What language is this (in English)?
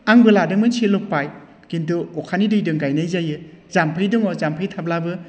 Bodo